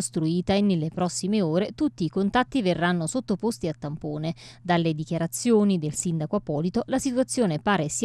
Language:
Italian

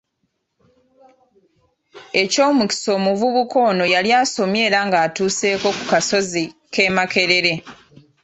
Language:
Ganda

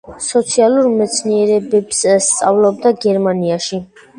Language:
Georgian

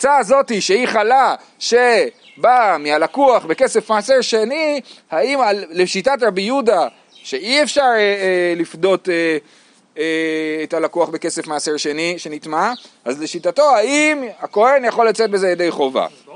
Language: Hebrew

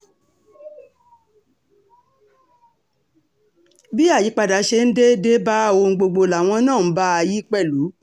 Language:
Yoruba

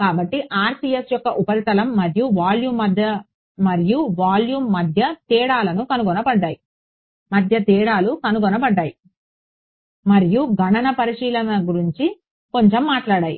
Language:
Telugu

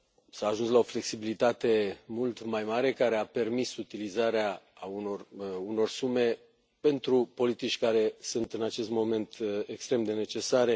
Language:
Romanian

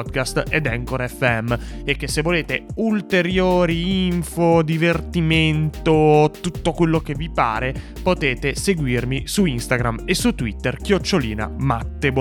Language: Italian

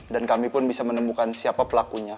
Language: Indonesian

